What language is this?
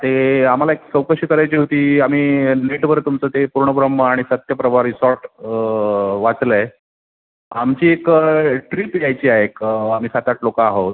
Marathi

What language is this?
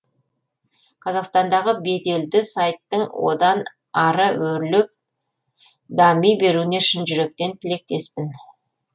Kazakh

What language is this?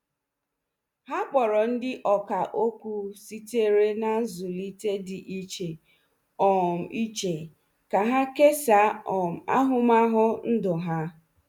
Igbo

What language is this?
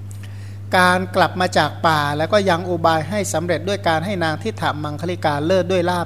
Thai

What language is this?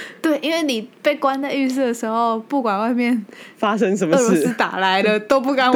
Chinese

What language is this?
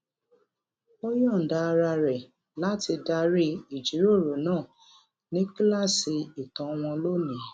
Yoruba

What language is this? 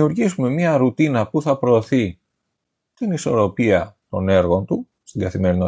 Greek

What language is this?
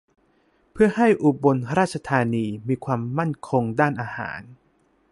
Thai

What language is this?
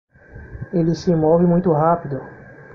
Portuguese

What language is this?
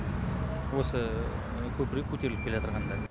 Kazakh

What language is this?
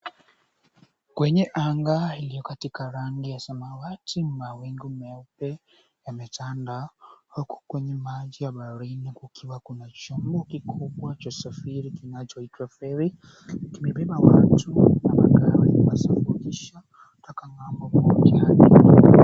Swahili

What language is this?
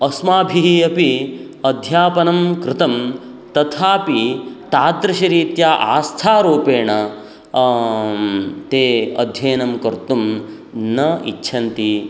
Sanskrit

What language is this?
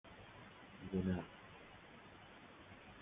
Persian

